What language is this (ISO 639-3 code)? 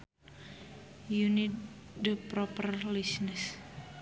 sun